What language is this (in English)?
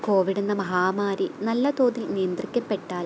Malayalam